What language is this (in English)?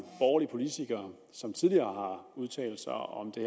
Danish